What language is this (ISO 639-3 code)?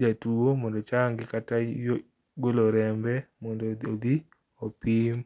luo